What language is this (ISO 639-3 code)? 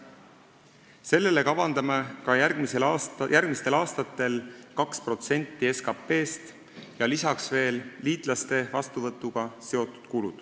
est